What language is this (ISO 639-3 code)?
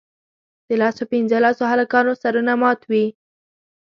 pus